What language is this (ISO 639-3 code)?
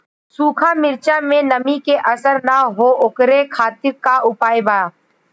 bho